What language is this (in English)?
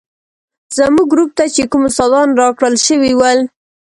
Pashto